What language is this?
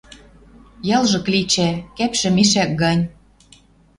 Western Mari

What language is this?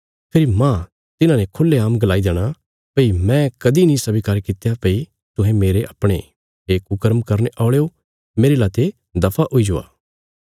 Bilaspuri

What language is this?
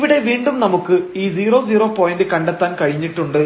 Malayalam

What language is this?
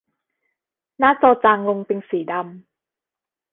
Thai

